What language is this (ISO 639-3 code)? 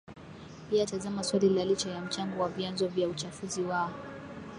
swa